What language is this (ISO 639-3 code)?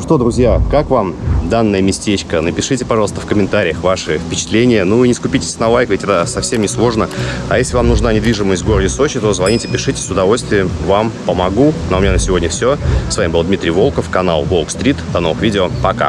rus